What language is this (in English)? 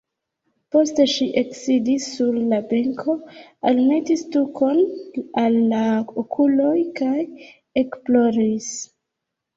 Esperanto